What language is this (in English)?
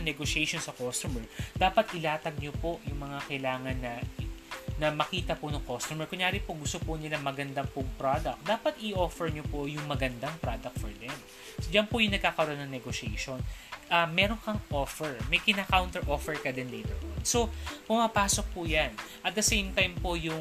Filipino